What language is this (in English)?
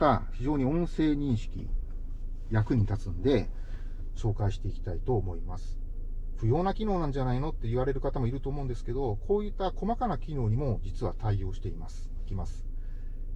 Japanese